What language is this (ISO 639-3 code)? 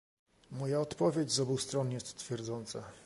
pol